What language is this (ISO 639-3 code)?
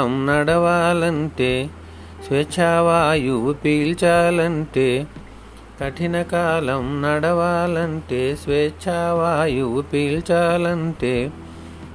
tel